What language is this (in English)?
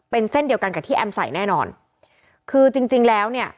Thai